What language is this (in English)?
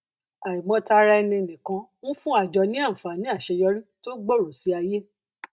Yoruba